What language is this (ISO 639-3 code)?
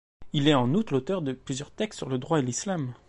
fra